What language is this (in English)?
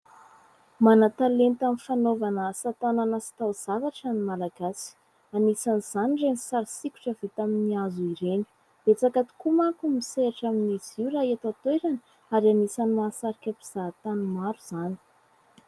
Malagasy